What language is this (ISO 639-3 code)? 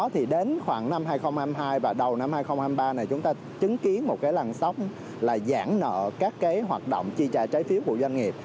vie